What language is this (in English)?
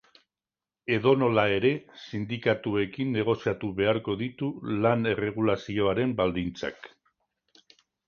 Basque